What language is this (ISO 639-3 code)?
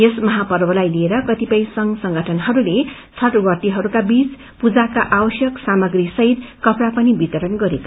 nep